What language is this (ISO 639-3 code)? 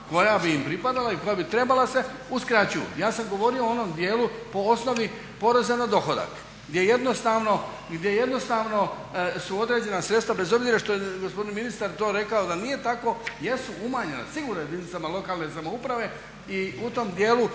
hrv